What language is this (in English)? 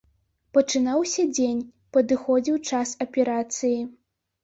Belarusian